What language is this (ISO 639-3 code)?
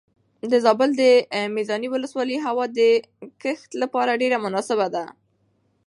pus